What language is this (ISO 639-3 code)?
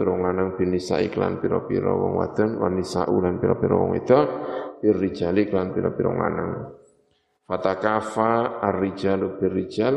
ind